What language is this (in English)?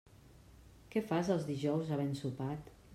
Catalan